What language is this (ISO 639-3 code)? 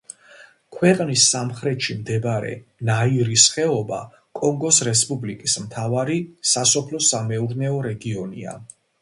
kat